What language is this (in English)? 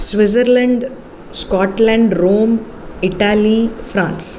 Sanskrit